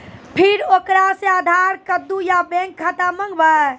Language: Maithili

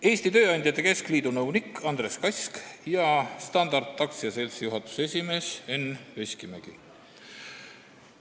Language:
Estonian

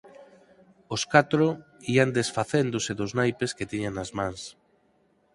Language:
Galician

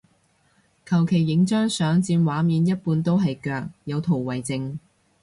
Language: Cantonese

